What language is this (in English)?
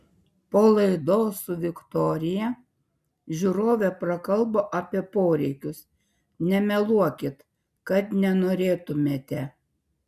Lithuanian